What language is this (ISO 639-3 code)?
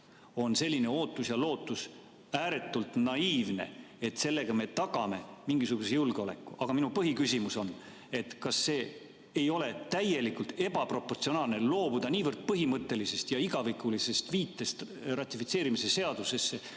est